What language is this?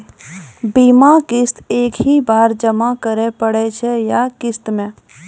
Maithili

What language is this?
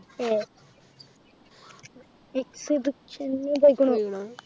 Malayalam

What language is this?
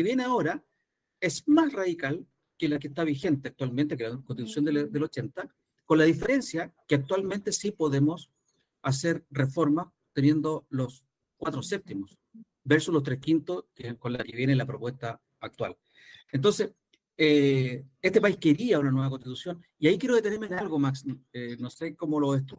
Spanish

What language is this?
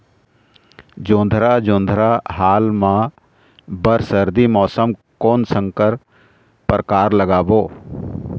Chhattisgarhi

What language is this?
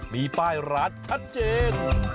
Thai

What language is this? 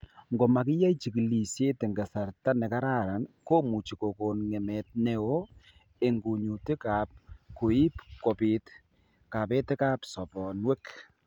Kalenjin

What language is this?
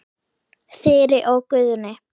Icelandic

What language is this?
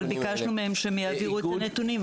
Hebrew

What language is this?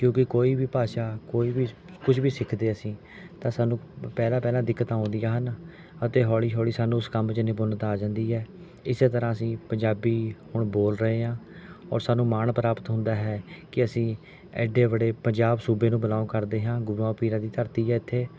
Punjabi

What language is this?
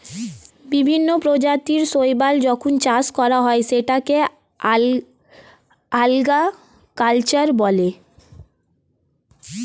Bangla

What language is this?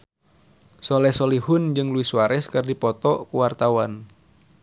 Sundanese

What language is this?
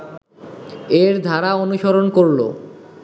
Bangla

